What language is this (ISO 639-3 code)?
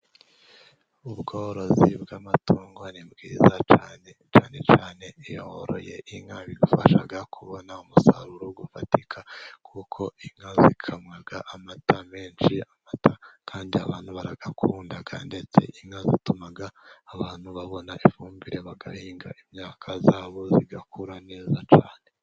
kin